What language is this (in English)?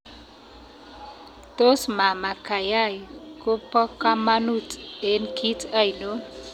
Kalenjin